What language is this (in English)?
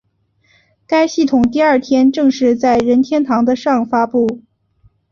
Chinese